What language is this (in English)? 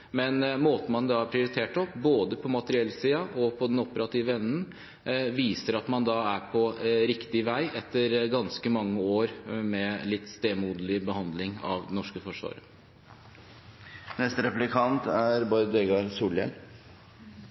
Norwegian